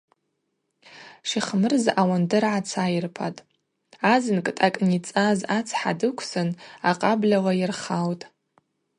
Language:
Abaza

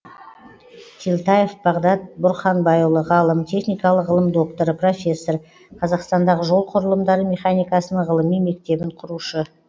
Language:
Kazakh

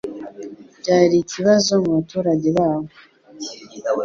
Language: Kinyarwanda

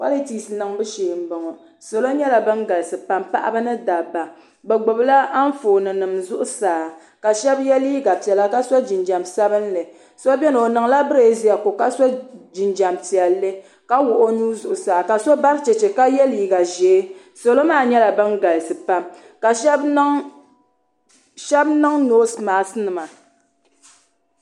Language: Dagbani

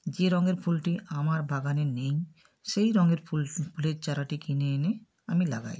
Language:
Bangla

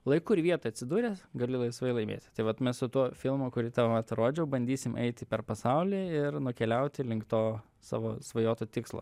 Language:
Lithuanian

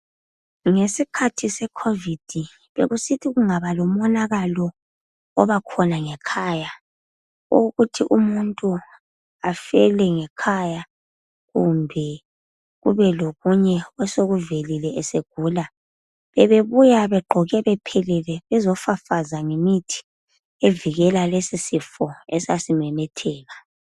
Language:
North Ndebele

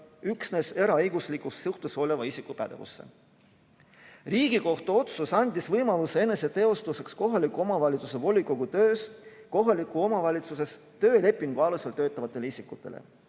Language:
Estonian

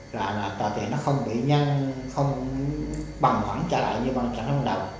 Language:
Vietnamese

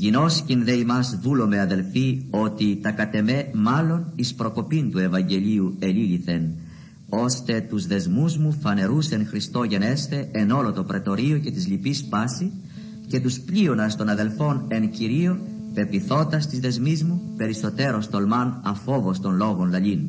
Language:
Greek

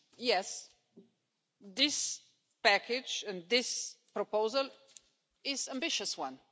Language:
English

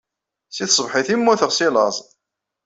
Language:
Kabyle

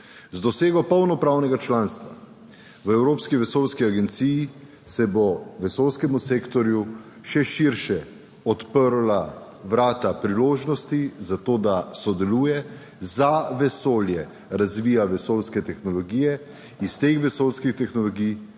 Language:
Slovenian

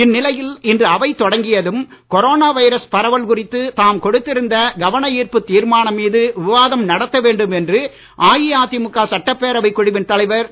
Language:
Tamil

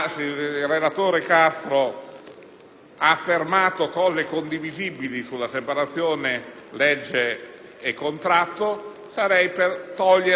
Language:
Italian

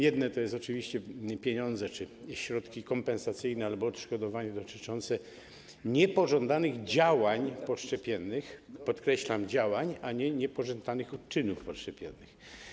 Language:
Polish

